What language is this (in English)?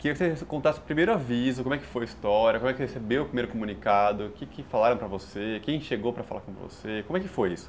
Portuguese